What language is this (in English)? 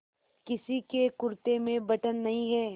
Hindi